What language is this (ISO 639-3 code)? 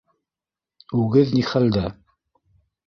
bak